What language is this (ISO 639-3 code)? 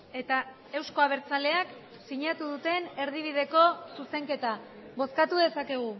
eus